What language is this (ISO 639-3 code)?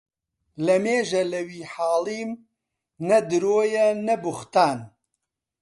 ckb